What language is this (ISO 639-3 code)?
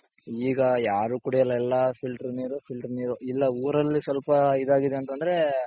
kan